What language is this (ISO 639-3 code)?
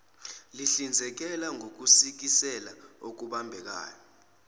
zul